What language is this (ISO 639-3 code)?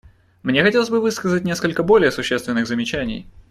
rus